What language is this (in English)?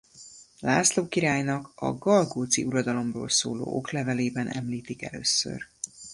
Hungarian